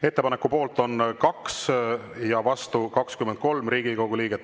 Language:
Estonian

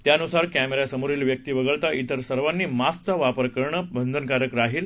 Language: Marathi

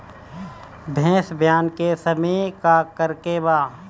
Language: Bhojpuri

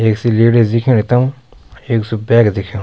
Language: Garhwali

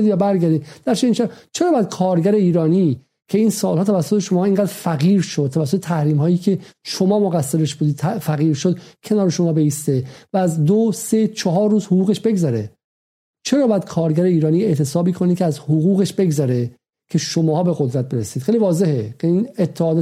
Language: Persian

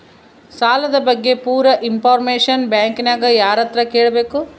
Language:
Kannada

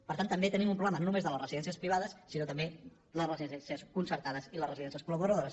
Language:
Catalan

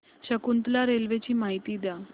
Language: Marathi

